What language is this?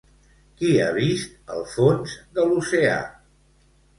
Catalan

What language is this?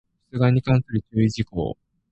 Japanese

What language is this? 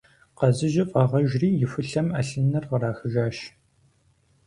Kabardian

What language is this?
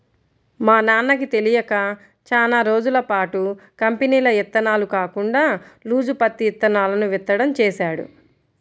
Telugu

